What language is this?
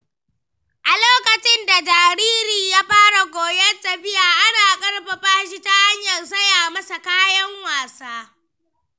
Hausa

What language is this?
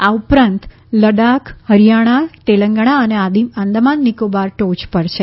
Gujarati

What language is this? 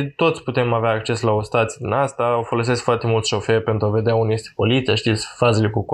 Romanian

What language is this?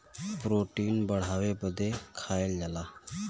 Bhojpuri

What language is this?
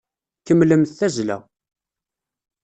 Kabyle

